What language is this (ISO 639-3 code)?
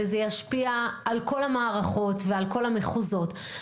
heb